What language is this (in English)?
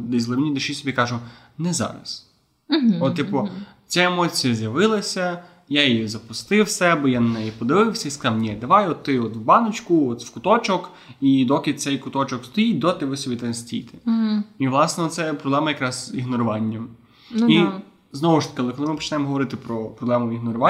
Ukrainian